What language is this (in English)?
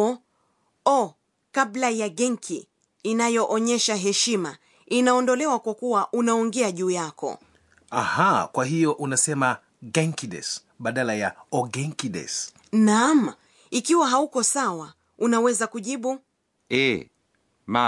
Swahili